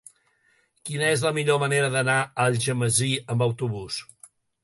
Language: Catalan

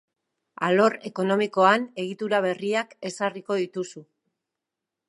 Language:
Basque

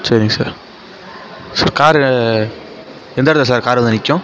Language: Tamil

